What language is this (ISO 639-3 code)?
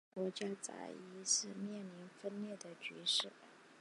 zho